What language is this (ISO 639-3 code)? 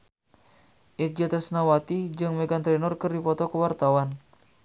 sun